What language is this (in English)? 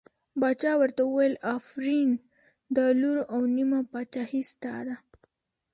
Pashto